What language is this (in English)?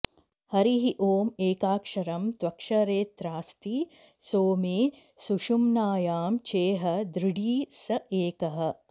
Sanskrit